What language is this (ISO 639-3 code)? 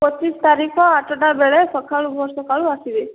ori